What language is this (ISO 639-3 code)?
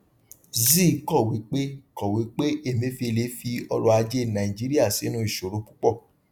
yor